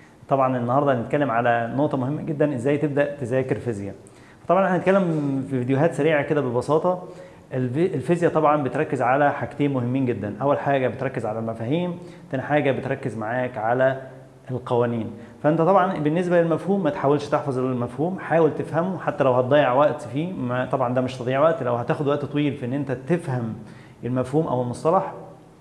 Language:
Arabic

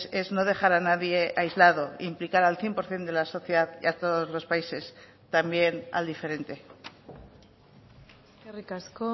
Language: Spanish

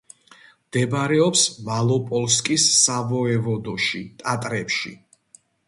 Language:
Georgian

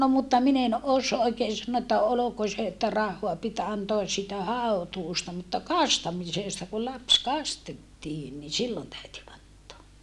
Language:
Finnish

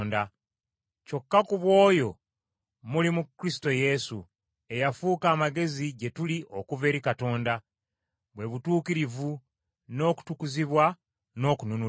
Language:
Ganda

